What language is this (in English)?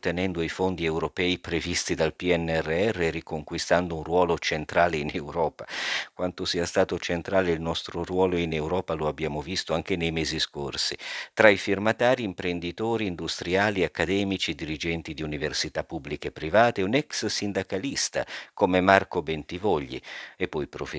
Italian